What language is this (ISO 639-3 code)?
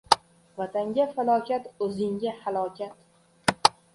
uzb